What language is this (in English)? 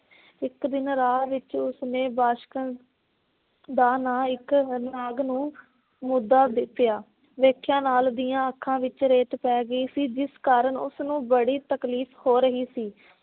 Punjabi